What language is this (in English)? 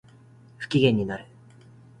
Japanese